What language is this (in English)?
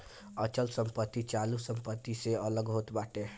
Bhojpuri